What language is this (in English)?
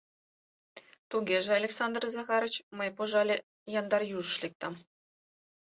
Mari